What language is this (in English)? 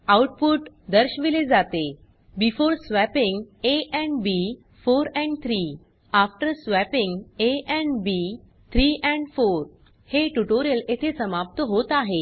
Marathi